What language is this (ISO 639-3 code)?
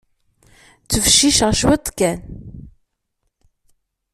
kab